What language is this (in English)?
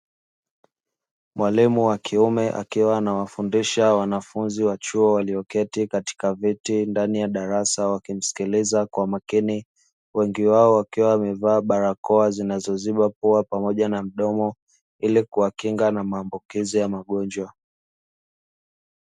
Swahili